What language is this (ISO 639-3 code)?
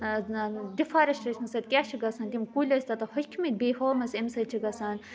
kas